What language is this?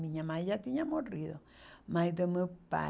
Portuguese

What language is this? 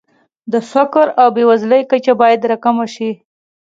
Pashto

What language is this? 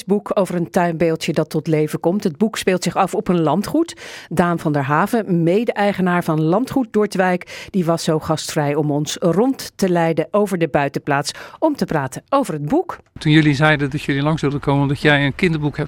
Dutch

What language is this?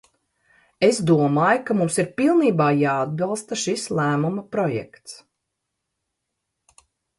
Latvian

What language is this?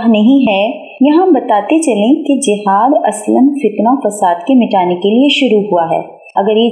Urdu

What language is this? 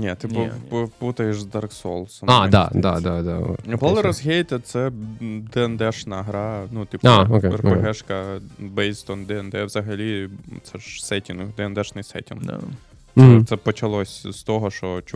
Ukrainian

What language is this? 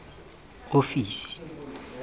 Tswana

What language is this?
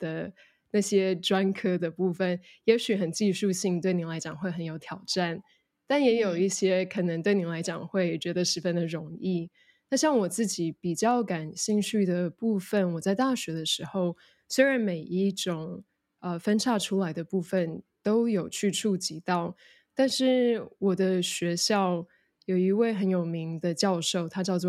Chinese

